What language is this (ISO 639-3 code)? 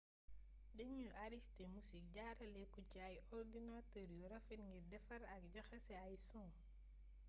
wol